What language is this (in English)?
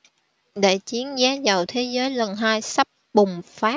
Vietnamese